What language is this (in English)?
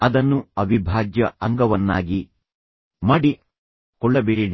Kannada